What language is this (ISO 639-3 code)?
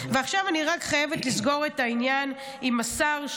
heb